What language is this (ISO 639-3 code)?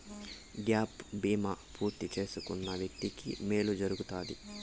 tel